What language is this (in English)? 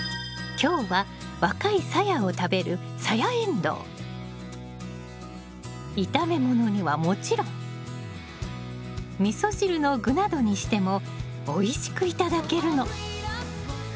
Japanese